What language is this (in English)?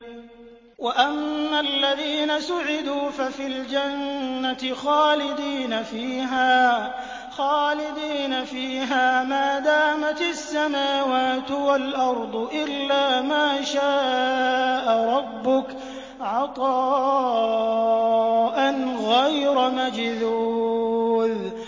Arabic